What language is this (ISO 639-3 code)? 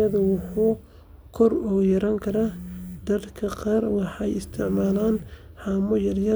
som